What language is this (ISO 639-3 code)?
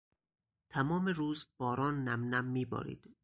fas